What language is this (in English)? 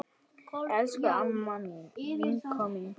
Icelandic